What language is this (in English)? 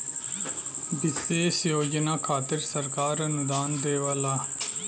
Bhojpuri